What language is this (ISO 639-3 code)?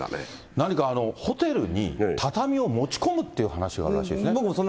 jpn